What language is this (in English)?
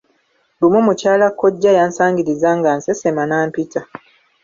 Ganda